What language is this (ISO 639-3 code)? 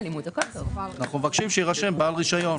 heb